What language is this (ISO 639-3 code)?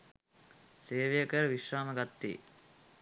sin